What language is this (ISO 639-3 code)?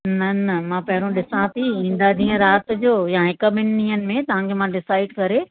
snd